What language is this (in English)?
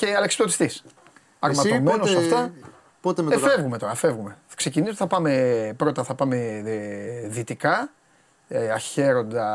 Greek